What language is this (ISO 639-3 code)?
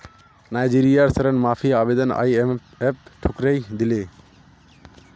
mag